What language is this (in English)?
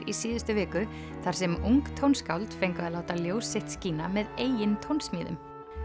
Icelandic